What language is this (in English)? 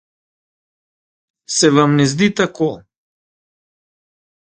Slovenian